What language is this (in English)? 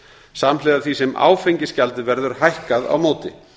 Icelandic